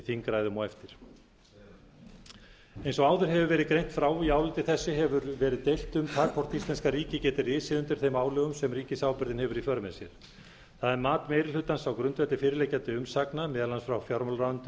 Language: Icelandic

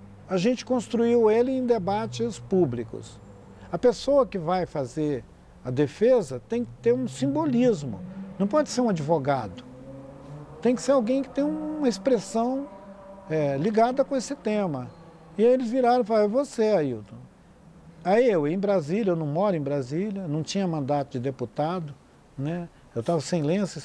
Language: Portuguese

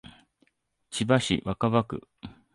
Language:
Japanese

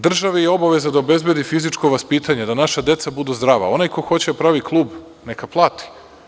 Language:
Serbian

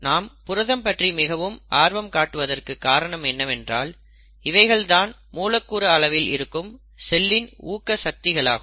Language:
Tamil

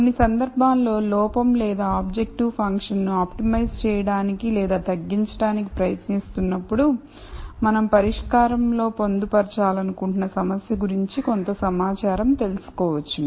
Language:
Telugu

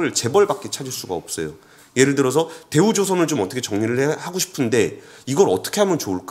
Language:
Korean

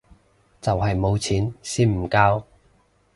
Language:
Cantonese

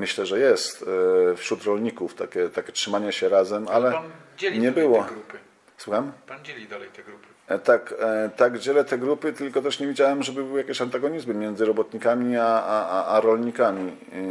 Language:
Polish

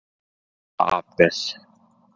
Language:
Icelandic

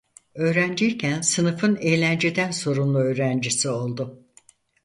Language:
Turkish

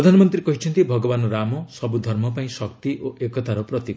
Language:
Odia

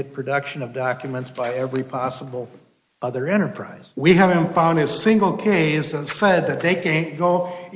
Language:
English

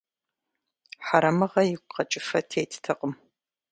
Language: Kabardian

